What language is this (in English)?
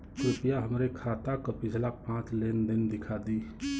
Bhojpuri